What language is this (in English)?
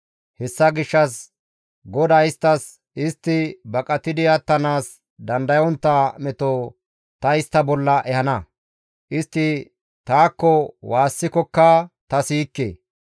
Gamo